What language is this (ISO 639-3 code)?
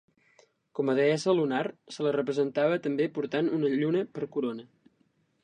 cat